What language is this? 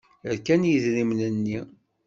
Kabyle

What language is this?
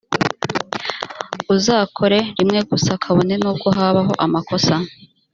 Kinyarwanda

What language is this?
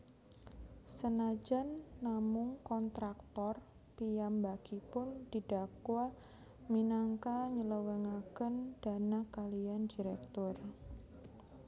Javanese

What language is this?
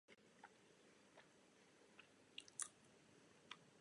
Czech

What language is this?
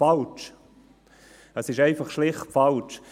Swiss German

